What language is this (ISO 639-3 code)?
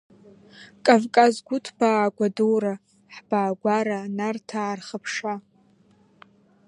abk